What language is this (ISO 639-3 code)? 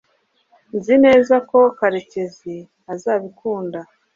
kin